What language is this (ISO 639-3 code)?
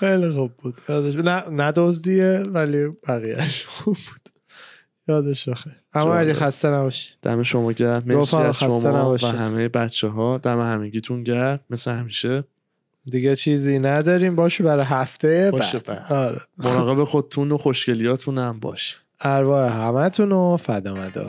fas